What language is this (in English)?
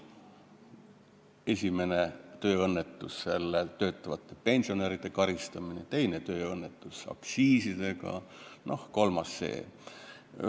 Estonian